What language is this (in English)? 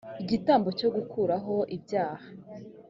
Kinyarwanda